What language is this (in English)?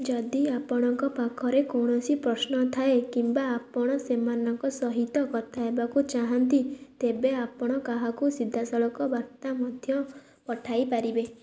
Odia